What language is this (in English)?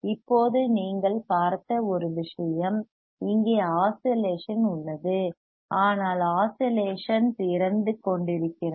Tamil